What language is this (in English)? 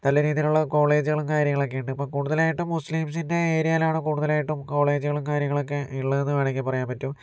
Malayalam